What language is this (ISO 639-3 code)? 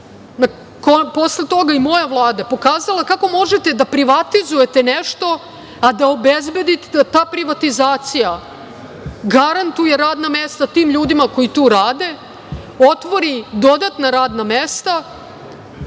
srp